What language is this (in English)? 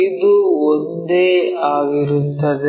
Kannada